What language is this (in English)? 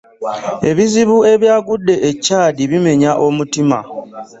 Ganda